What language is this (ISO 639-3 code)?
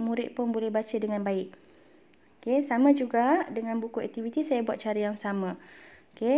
msa